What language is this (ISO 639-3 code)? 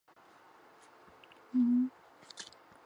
zho